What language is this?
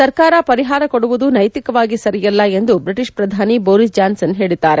Kannada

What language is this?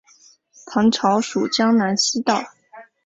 Chinese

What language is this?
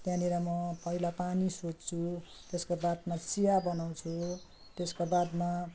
Nepali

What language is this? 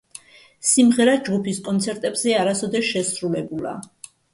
Georgian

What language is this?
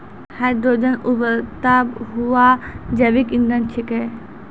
Maithili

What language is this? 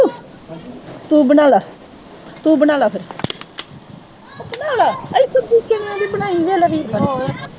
Punjabi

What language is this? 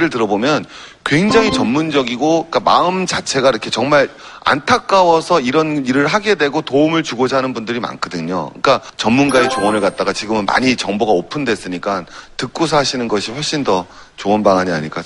Korean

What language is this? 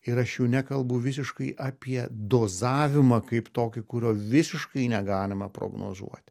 Lithuanian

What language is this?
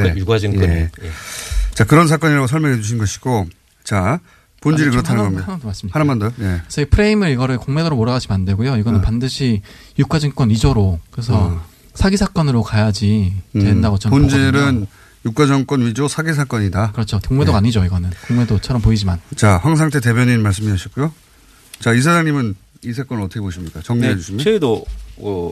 Korean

